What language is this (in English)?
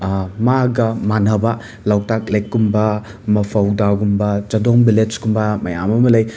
Manipuri